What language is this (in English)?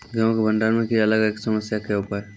Maithili